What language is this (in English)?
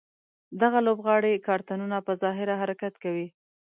Pashto